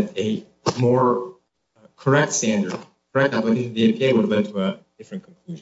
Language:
English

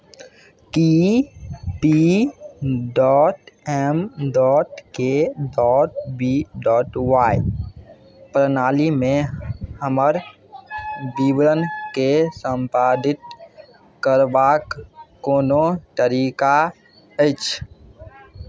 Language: Maithili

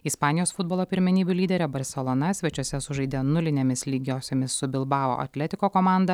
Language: Lithuanian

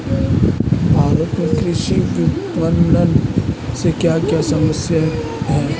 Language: Hindi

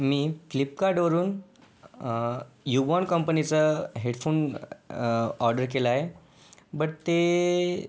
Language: Marathi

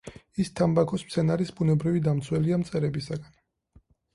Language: Georgian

